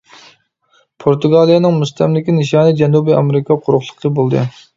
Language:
Uyghur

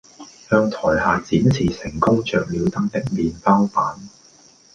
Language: Cantonese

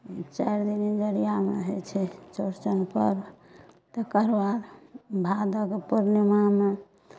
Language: Maithili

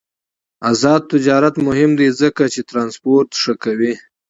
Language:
Pashto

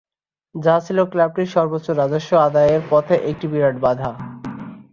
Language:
Bangla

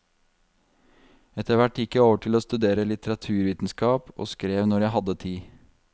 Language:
Norwegian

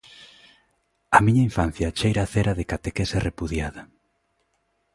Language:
Galician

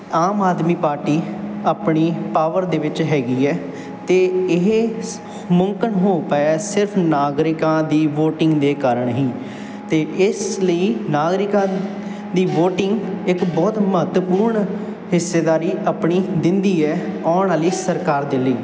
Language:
Punjabi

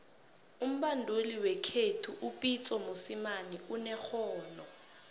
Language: South Ndebele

